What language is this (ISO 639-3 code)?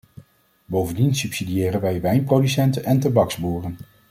nld